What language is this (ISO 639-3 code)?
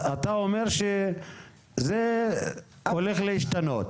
heb